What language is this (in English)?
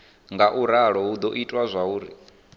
Venda